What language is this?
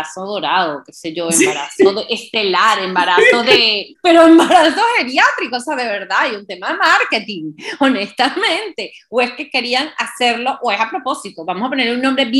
Spanish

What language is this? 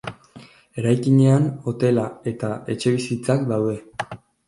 Basque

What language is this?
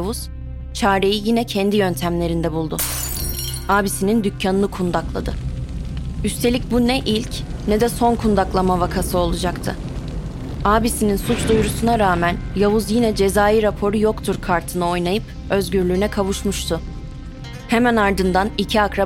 Turkish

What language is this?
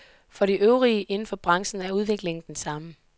Danish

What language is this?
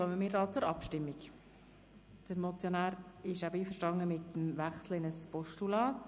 Swiss German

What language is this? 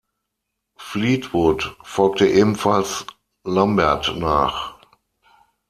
German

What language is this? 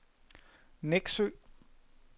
Danish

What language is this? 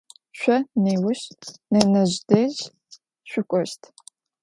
Adyghe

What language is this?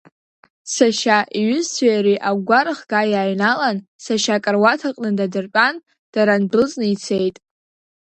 Abkhazian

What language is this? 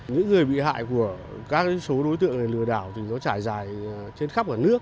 Vietnamese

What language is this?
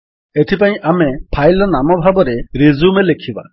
Odia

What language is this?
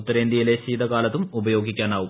Malayalam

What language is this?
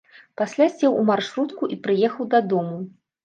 Belarusian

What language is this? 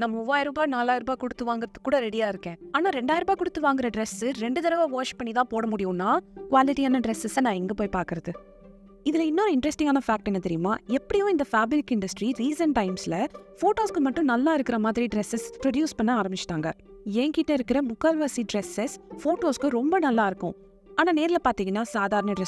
Tamil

